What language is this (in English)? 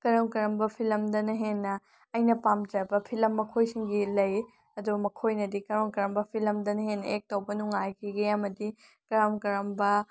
Manipuri